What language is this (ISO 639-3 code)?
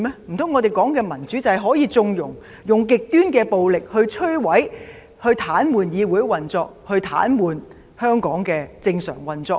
yue